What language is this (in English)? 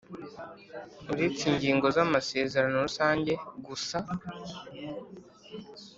Kinyarwanda